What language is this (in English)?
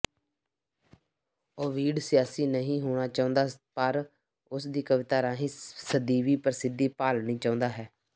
Punjabi